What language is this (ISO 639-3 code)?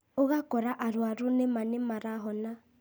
kik